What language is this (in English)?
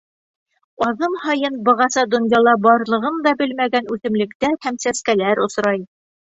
Bashkir